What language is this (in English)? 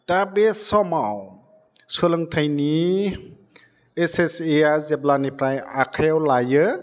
Bodo